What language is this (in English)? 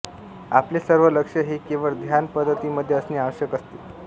Marathi